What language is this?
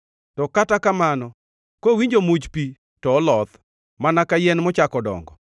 Luo (Kenya and Tanzania)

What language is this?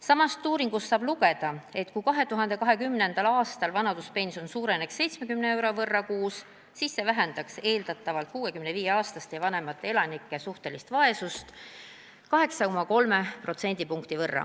Estonian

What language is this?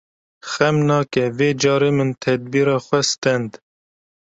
Kurdish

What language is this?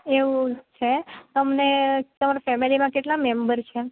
Gujarati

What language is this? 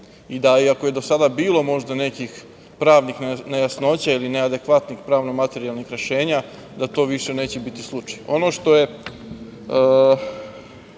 Serbian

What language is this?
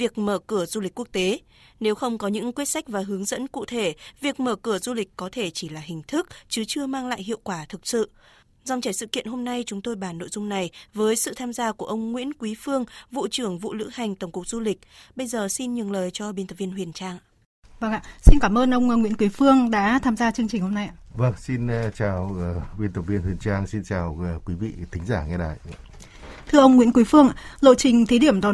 Vietnamese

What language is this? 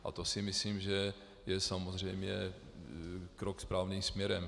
Czech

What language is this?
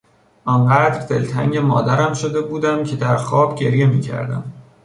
Persian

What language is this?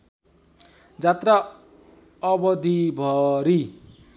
Nepali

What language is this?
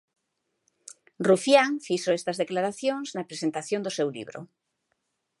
Galician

